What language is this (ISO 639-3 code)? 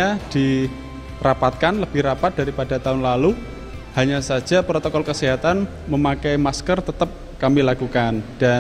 ind